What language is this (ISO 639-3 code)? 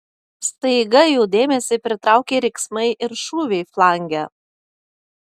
lit